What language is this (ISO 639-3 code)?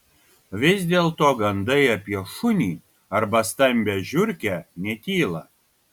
lit